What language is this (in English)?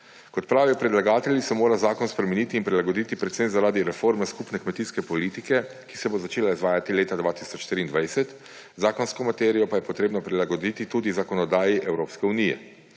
Slovenian